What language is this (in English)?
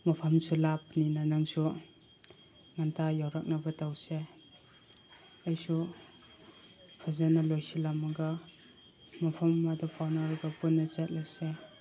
Manipuri